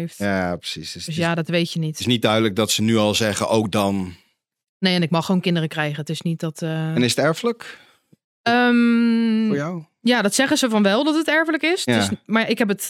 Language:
Dutch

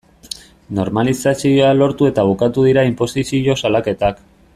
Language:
Basque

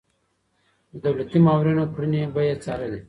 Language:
Pashto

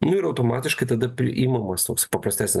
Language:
Lithuanian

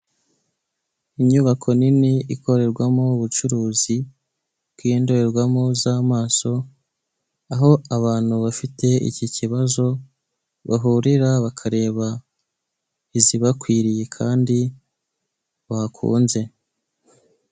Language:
Kinyarwanda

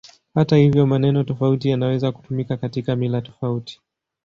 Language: Swahili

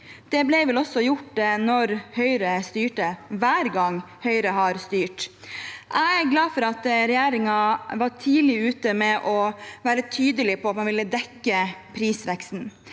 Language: Norwegian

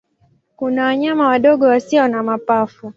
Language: Swahili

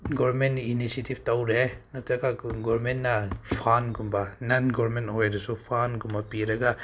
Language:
Manipuri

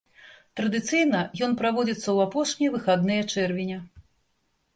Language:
Belarusian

